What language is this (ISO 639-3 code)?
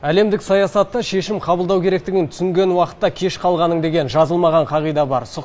kaz